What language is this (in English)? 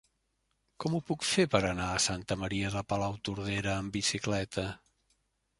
Catalan